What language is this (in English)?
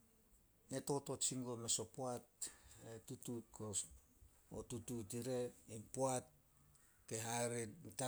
Solos